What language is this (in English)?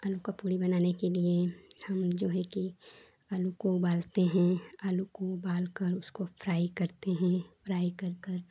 Hindi